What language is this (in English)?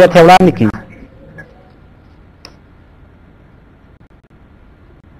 Arabic